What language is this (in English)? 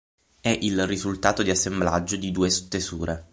Italian